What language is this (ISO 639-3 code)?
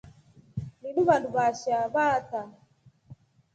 rof